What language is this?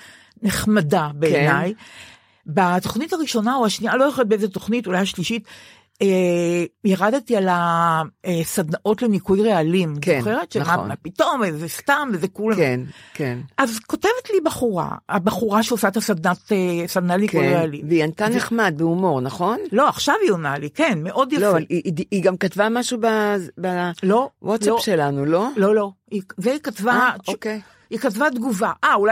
Hebrew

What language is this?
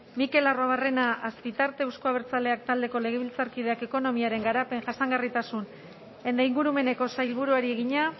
Basque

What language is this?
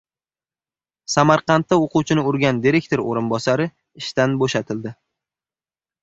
Uzbek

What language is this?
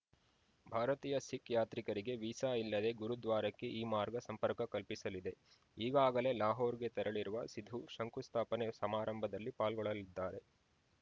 Kannada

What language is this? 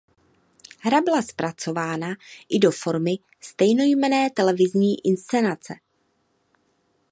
Czech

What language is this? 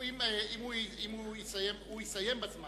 Hebrew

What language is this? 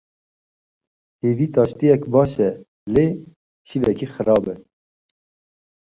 Kurdish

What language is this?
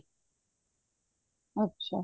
Punjabi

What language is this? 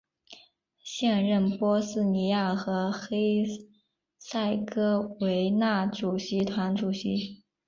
Chinese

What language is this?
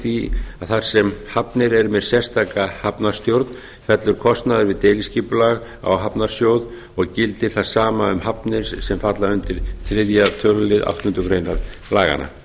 Icelandic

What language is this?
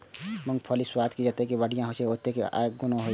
Maithili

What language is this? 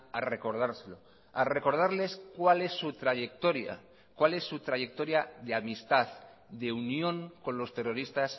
Spanish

